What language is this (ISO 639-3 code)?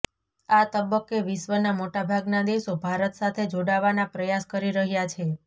guj